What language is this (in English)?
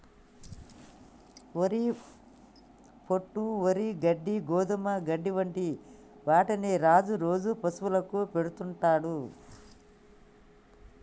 Telugu